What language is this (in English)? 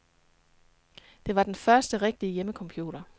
Danish